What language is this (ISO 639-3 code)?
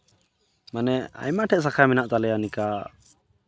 sat